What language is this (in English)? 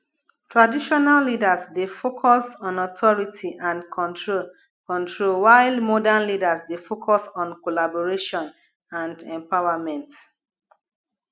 Nigerian Pidgin